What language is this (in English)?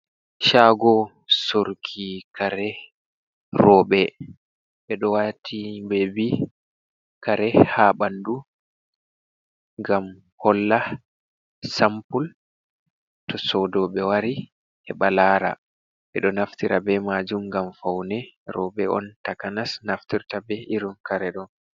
Fula